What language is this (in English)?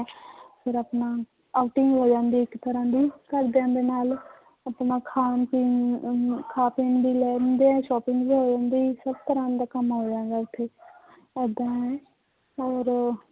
Punjabi